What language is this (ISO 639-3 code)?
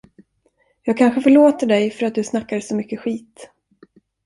swe